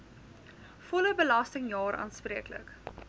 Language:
Afrikaans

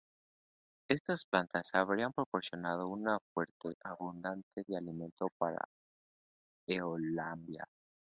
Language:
Spanish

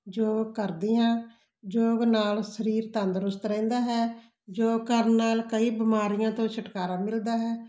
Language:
Punjabi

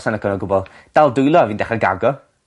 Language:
Welsh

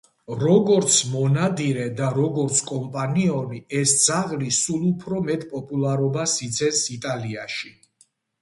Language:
Georgian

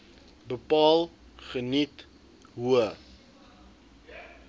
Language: Afrikaans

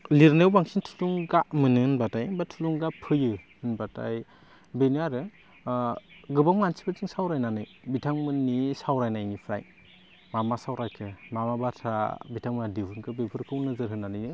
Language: Bodo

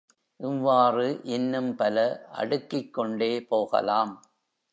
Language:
Tamil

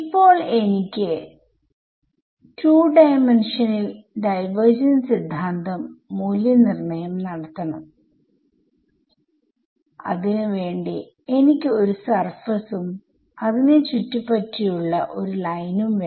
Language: Malayalam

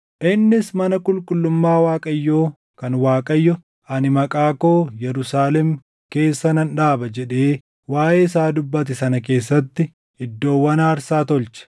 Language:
Oromo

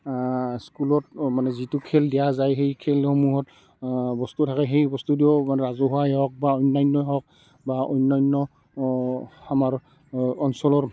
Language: Assamese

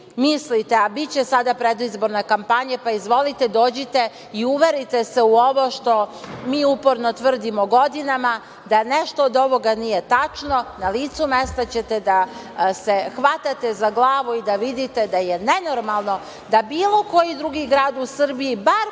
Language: Serbian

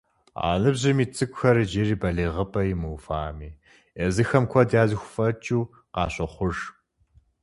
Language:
Kabardian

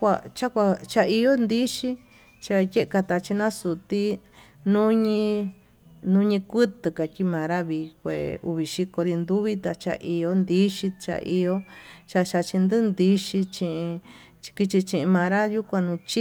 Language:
Tututepec Mixtec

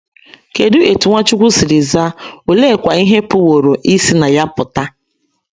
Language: Igbo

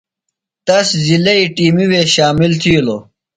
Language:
Phalura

